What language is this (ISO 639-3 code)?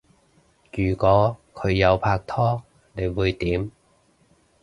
yue